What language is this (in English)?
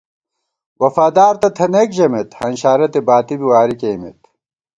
Gawar-Bati